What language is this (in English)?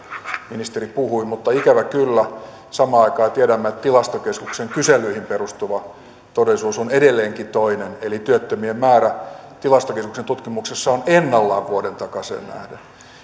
Finnish